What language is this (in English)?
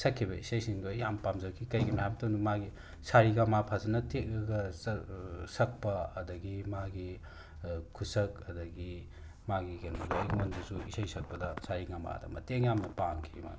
Manipuri